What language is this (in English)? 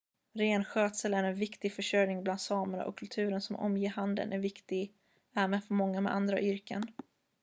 Swedish